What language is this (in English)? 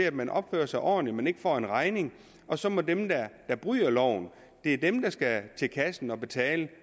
Danish